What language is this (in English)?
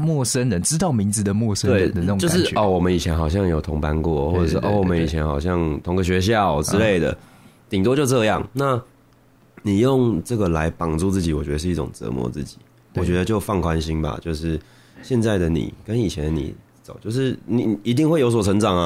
Chinese